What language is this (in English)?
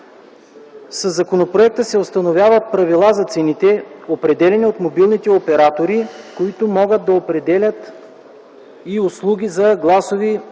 Bulgarian